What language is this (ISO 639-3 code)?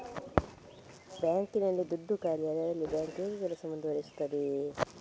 kan